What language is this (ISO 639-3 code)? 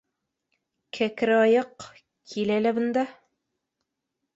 bak